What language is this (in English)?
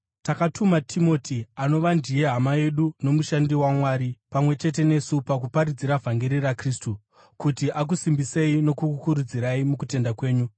Shona